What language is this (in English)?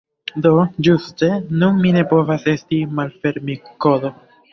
Esperanto